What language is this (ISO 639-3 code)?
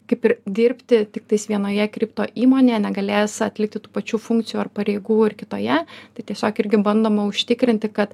lit